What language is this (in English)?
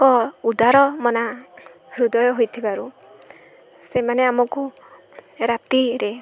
Odia